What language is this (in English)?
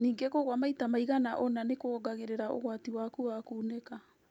Kikuyu